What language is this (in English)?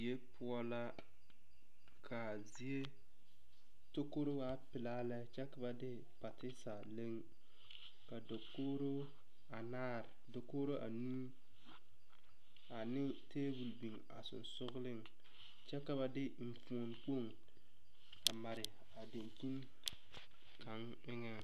Southern Dagaare